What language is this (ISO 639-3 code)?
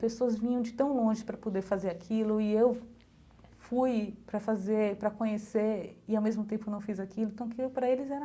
por